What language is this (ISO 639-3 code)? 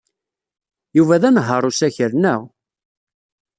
kab